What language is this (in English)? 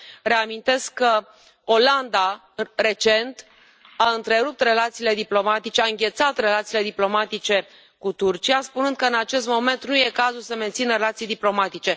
Romanian